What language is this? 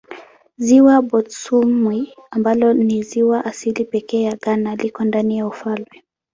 Swahili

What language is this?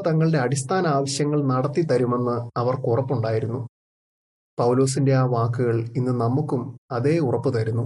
Malayalam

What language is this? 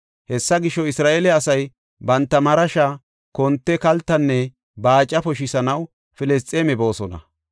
Gofa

